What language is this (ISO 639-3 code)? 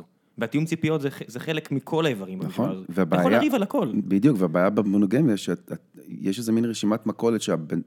heb